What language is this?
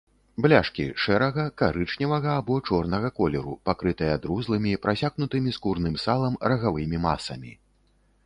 Belarusian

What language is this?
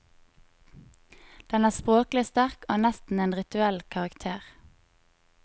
Norwegian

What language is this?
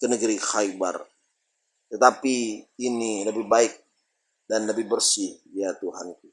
Indonesian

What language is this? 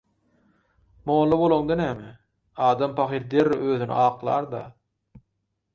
Turkmen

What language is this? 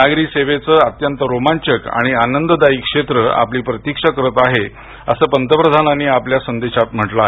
Marathi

